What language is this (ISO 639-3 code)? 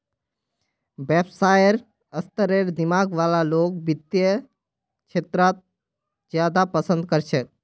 mag